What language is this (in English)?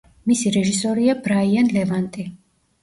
Georgian